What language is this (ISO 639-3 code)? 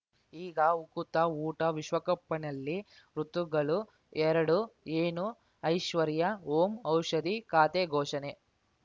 kan